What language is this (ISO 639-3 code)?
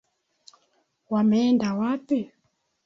swa